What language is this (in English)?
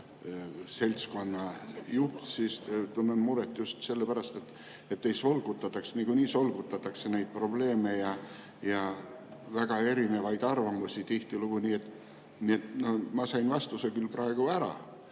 Estonian